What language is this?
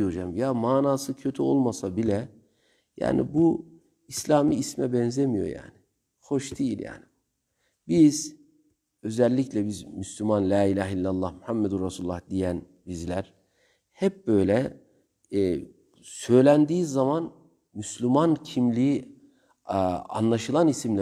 Turkish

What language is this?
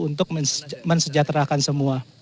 Indonesian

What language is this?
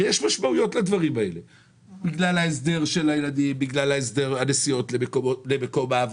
Hebrew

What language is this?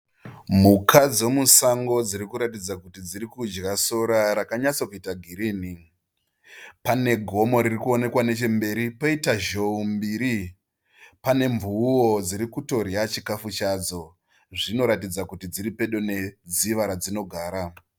Shona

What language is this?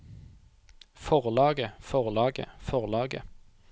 Norwegian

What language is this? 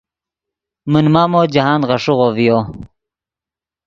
Yidgha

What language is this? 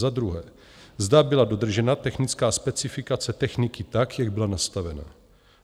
Czech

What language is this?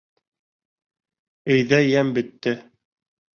Bashkir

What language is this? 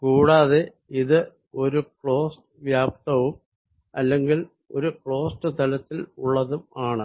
Malayalam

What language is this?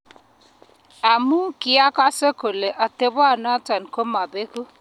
Kalenjin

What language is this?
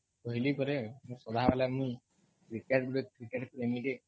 Odia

